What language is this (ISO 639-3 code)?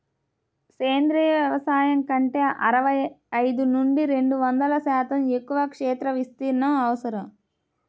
tel